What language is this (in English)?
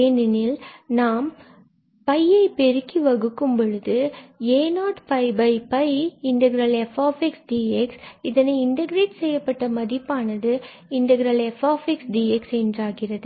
Tamil